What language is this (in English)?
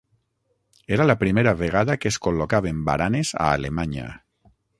Catalan